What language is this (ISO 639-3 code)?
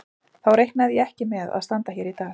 isl